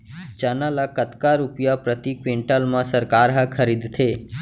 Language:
Chhattisgarhi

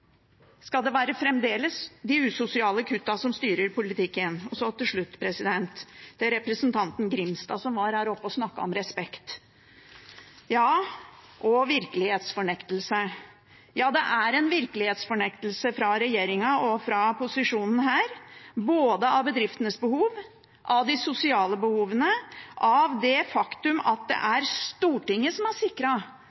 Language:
Norwegian Bokmål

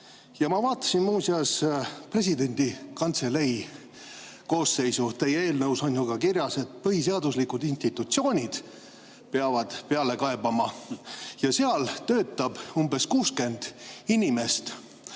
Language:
Estonian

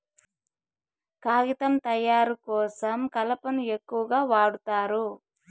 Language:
Telugu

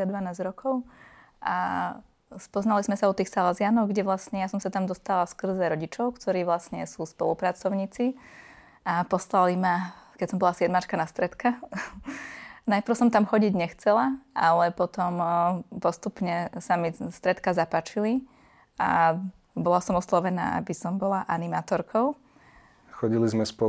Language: Slovak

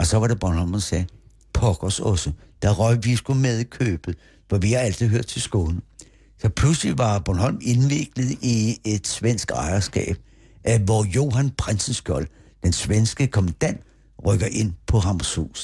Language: Danish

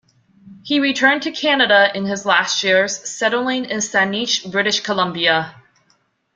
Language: English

